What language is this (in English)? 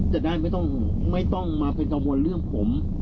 Thai